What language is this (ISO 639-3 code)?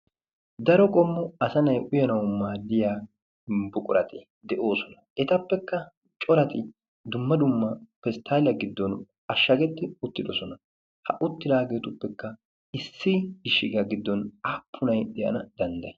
wal